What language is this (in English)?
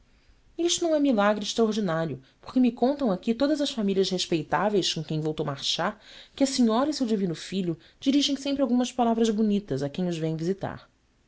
Portuguese